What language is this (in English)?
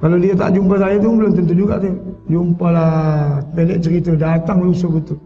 Malay